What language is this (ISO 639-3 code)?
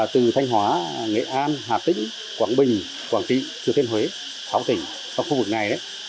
vie